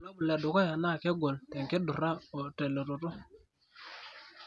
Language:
Masai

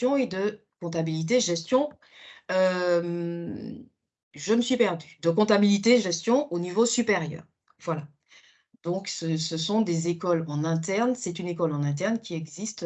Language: French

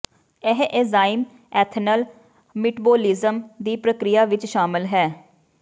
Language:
Punjabi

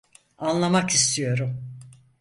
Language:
Turkish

